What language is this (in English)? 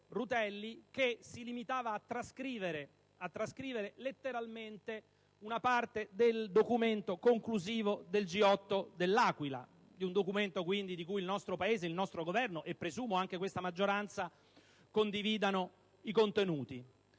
Italian